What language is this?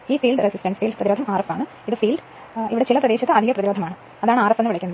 Malayalam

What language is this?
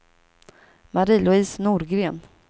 Swedish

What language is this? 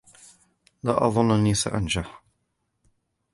Arabic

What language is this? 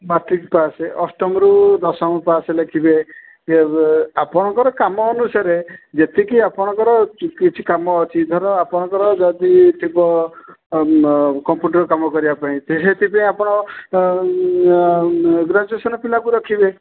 Odia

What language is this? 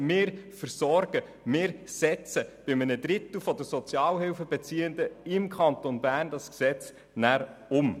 Swiss German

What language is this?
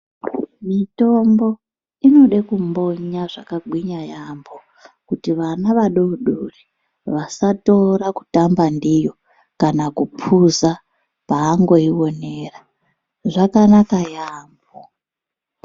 Ndau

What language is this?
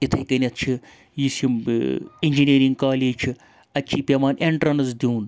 Kashmiri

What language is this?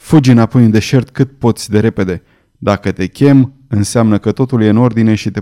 Romanian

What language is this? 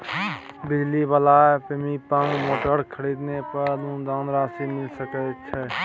Maithili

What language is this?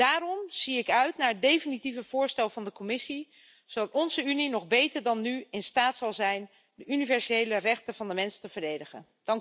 Dutch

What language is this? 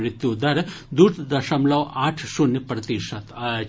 Maithili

